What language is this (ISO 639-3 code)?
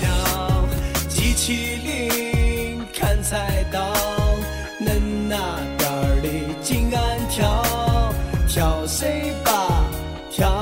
zho